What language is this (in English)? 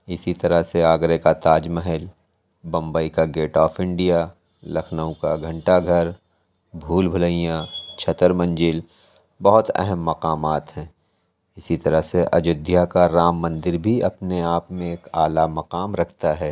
Urdu